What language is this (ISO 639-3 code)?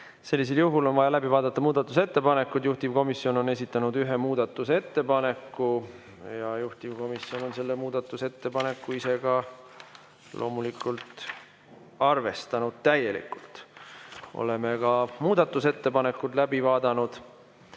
est